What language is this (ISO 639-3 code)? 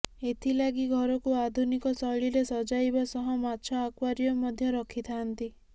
ori